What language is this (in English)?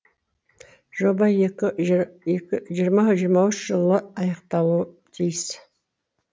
Kazakh